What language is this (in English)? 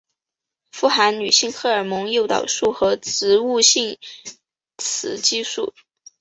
Chinese